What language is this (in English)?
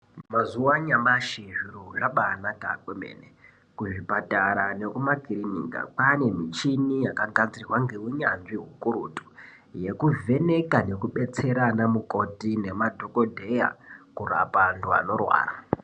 Ndau